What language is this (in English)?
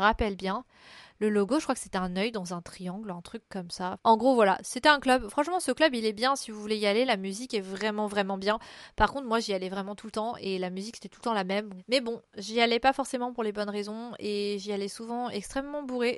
French